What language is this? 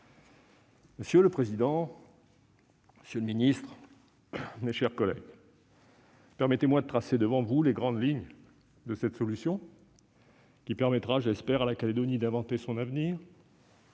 French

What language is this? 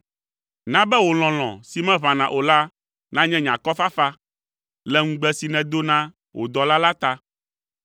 Ewe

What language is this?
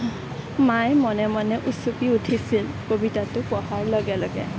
Assamese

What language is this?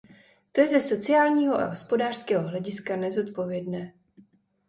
Czech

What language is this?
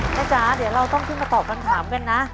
Thai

